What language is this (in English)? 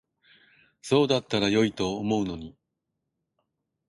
Japanese